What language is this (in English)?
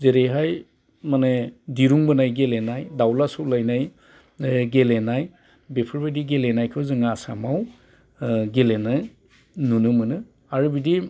Bodo